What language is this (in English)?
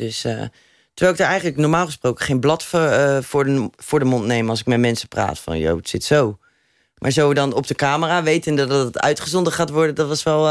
Dutch